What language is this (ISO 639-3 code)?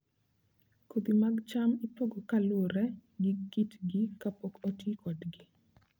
luo